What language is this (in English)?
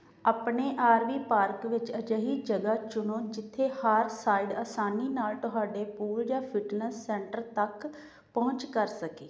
Punjabi